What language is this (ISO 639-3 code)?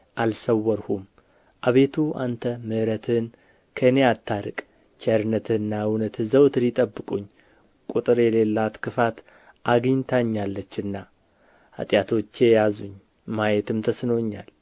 amh